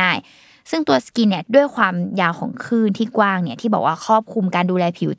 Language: Thai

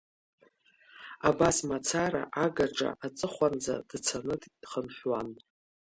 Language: Abkhazian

